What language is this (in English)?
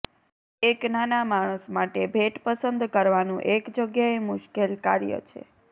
Gujarati